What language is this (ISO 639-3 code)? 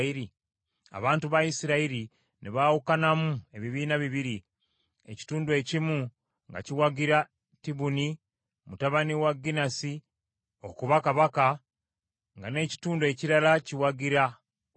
lug